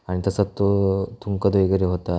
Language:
Marathi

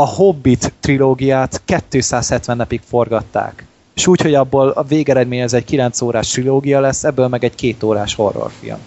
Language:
Hungarian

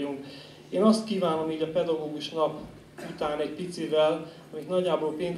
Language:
Hungarian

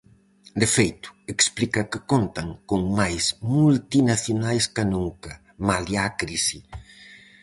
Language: Galician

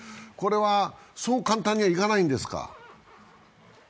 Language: Japanese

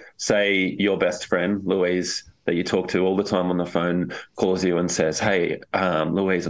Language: English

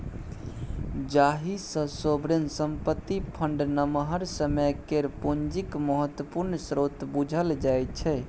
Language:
Maithili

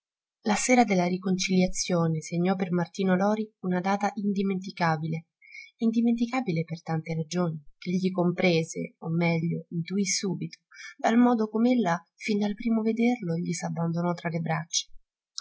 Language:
Italian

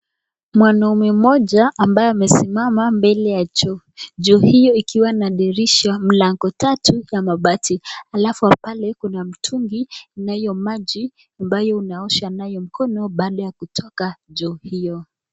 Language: Swahili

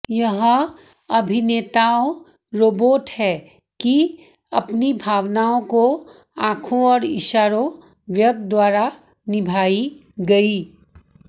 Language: Hindi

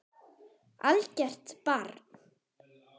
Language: Icelandic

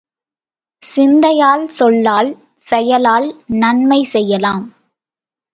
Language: Tamil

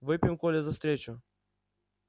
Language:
Russian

